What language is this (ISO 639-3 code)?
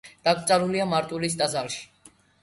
kat